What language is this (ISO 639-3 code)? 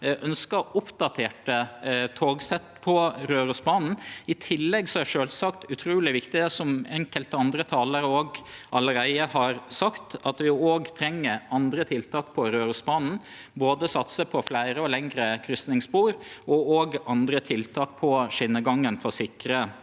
nor